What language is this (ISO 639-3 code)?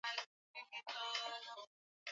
swa